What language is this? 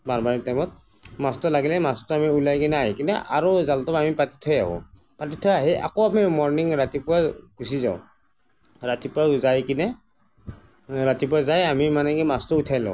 Assamese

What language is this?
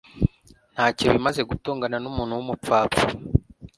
Kinyarwanda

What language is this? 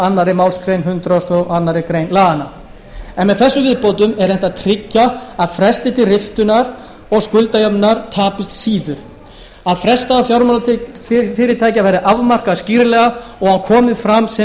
Icelandic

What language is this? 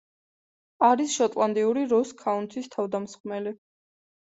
Georgian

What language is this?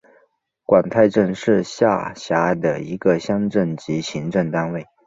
Chinese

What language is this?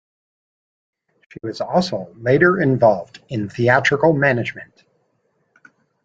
English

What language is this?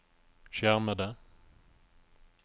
Norwegian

